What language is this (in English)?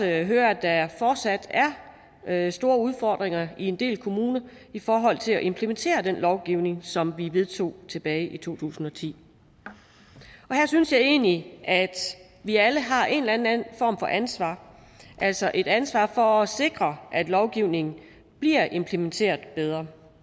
Danish